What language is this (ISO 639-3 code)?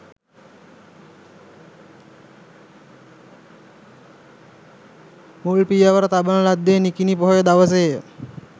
sin